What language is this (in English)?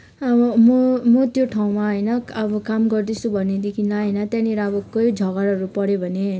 Nepali